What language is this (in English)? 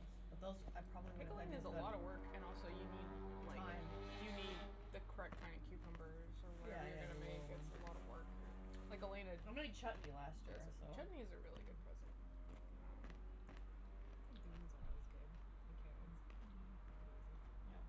English